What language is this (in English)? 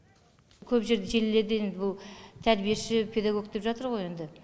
Kazakh